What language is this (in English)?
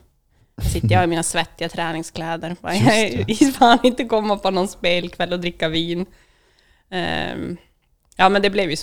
Swedish